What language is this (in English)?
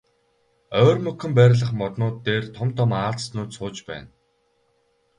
Mongolian